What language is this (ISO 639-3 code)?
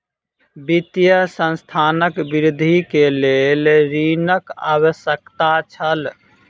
mai